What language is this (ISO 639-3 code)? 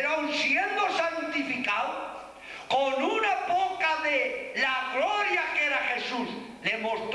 spa